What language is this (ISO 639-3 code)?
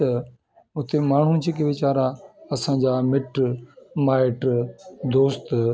snd